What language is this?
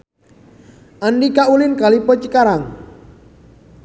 Sundanese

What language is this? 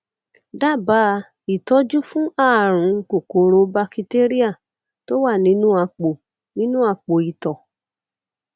Yoruba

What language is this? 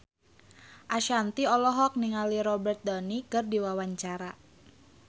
Sundanese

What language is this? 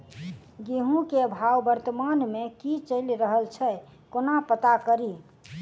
Maithili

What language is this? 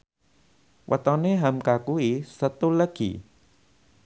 Javanese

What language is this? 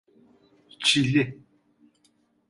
Turkish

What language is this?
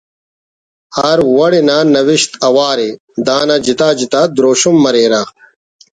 Brahui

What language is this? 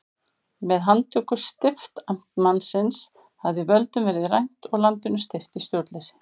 Icelandic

